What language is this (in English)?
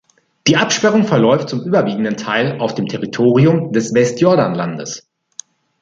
German